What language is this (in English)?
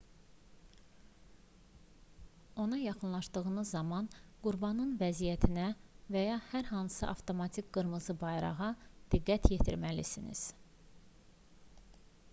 Azerbaijani